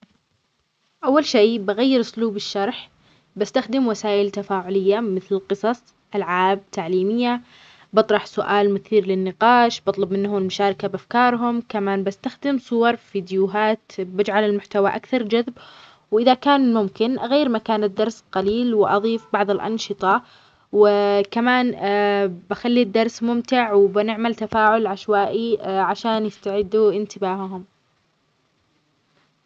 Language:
Omani Arabic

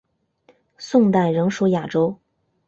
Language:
Chinese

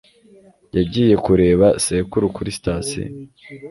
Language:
Kinyarwanda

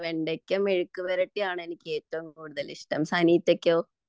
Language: Malayalam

